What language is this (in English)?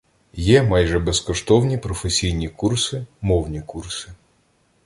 Ukrainian